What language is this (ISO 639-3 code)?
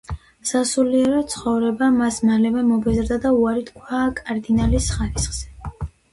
kat